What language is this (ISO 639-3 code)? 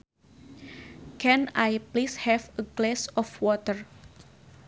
sun